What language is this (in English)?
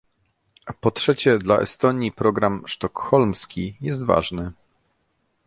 Polish